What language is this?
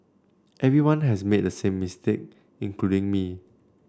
English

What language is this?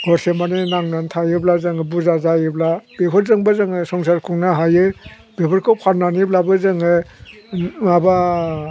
Bodo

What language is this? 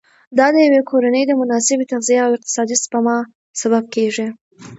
Pashto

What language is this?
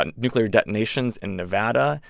English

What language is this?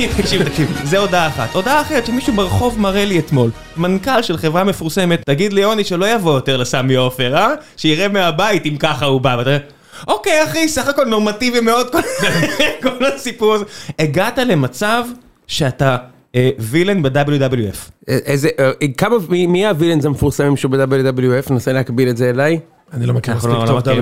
Hebrew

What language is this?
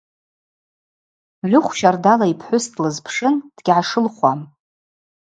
Abaza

